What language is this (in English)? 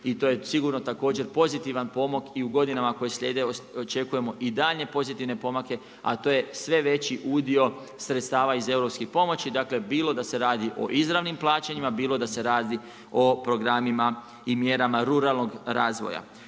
Croatian